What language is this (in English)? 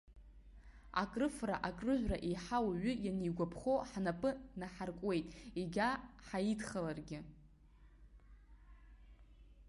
Abkhazian